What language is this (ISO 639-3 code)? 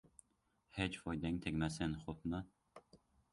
uzb